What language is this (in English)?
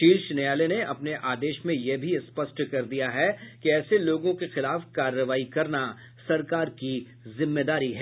Hindi